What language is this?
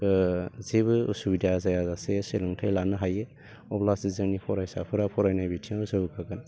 Bodo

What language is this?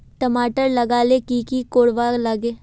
Magahi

